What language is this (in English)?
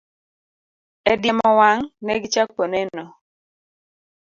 Luo (Kenya and Tanzania)